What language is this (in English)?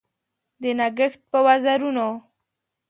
Pashto